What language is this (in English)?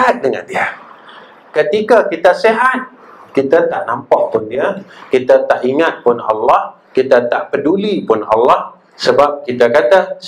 Malay